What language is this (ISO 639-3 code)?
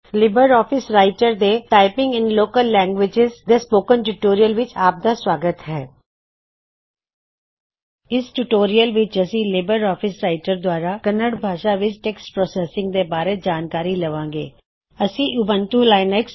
pan